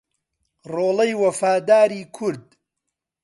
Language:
Central Kurdish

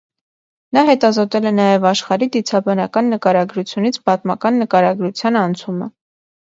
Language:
Armenian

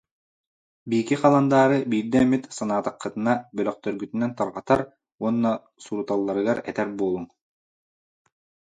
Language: Yakut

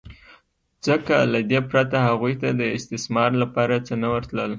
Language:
Pashto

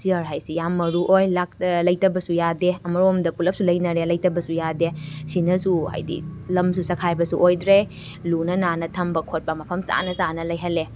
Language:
Manipuri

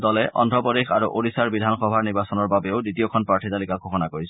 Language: Assamese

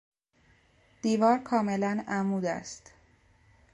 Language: Persian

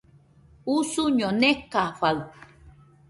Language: Nüpode Huitoto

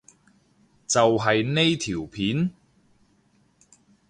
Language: Cantonese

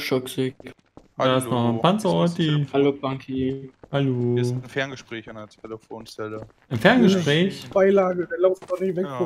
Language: German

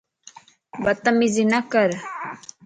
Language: Lasi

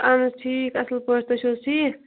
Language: Kashmiri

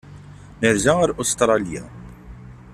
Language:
Kabyle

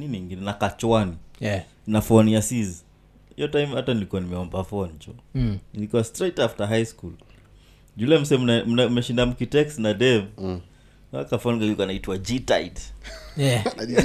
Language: Swahili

